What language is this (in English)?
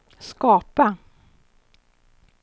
Swedish